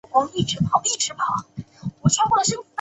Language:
Chinese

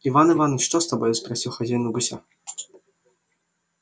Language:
Russian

